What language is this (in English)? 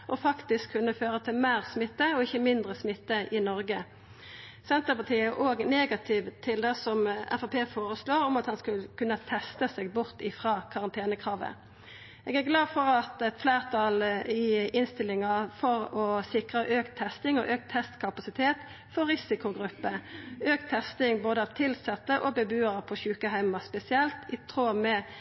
Norwegian Nynorsk